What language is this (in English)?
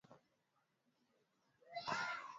Swahili